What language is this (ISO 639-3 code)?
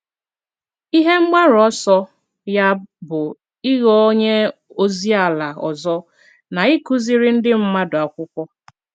ibo